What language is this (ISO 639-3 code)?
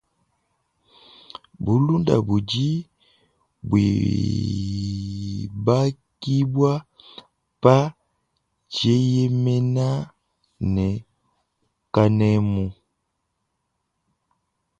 lua